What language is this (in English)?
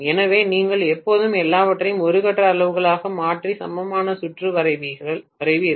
Tamil